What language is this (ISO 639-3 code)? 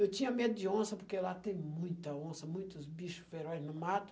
por